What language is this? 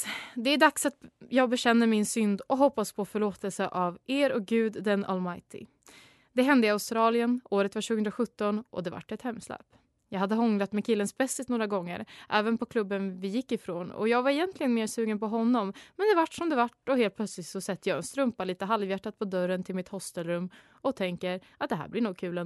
Swedish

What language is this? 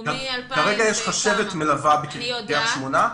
Hebrew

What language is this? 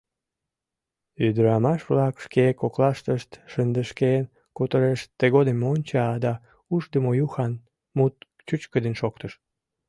Mari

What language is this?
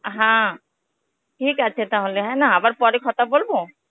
Bangla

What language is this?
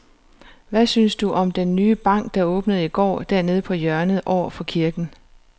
Danish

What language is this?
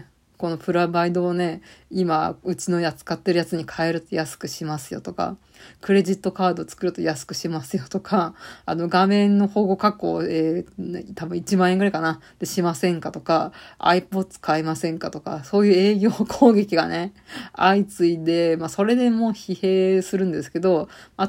Japanese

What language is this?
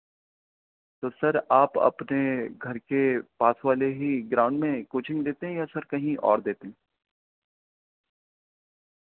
Urdu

